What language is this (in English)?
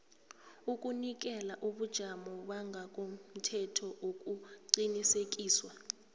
South Ndebele